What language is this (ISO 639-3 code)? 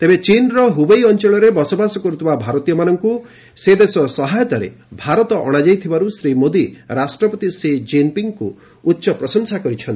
ori